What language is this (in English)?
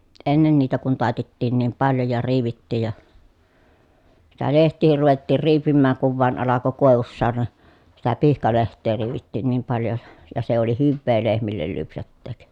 Finnish